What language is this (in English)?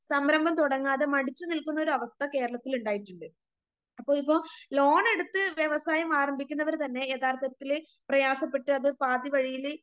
Malayalam